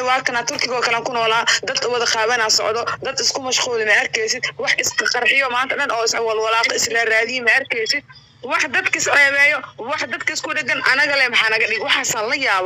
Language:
Arabic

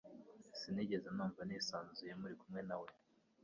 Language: Kinyarwanda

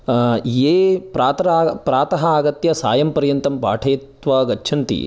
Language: Sanskrit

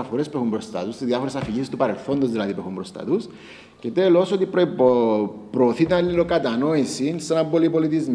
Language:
Greek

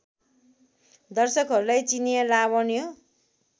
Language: Nepali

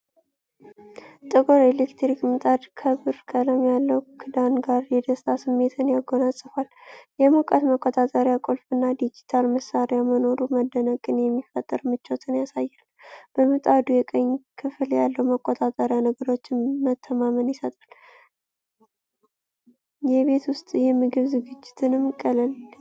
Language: Amharic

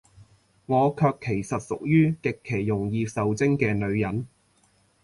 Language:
Cantonese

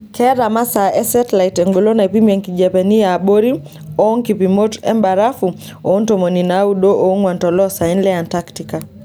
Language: Masai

